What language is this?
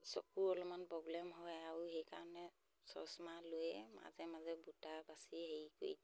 Assamese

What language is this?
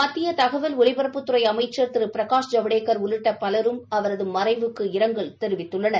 Tamil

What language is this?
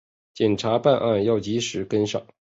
Chinese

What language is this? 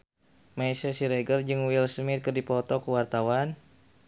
Sundanese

